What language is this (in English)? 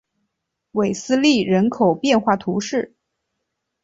Chinese